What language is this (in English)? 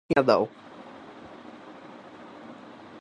Bangla